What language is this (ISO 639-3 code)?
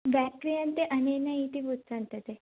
san